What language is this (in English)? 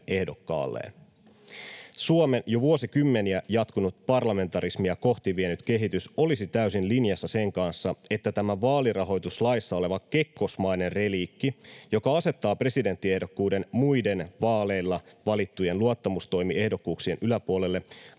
Finnish